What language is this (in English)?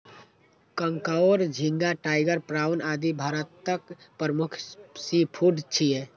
Maithili